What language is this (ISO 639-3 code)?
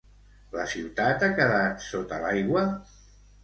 cat